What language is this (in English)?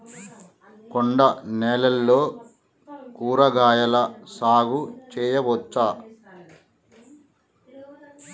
Telugu